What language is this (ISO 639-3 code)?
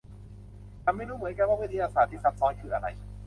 tha